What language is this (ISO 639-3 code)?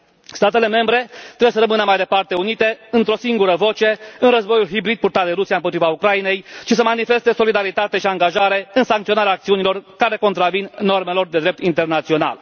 ron